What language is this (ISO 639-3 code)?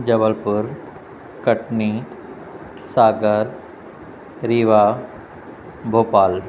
snd